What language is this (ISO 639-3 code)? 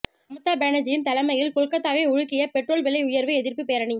tam